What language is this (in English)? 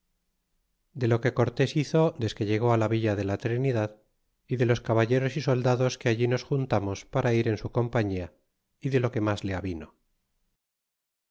Spanish